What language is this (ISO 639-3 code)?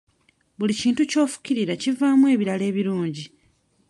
lug